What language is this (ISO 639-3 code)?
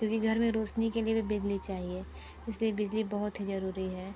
hin